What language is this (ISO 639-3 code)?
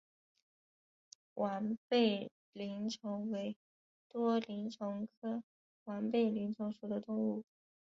zho